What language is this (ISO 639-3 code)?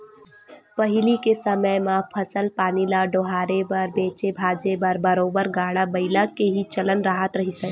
hne